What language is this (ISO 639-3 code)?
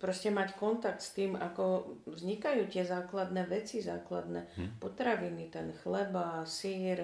slk